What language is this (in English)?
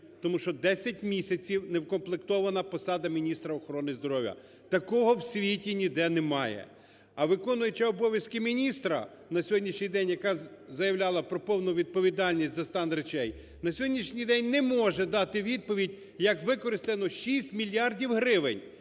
Ukrainian